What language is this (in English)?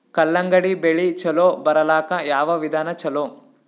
Kannada